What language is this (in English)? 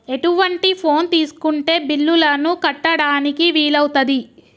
Telugu